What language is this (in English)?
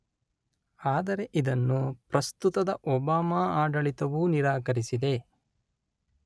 Kannada